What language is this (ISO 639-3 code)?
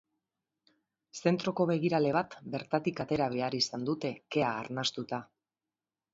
eus